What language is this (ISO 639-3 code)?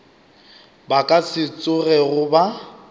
nso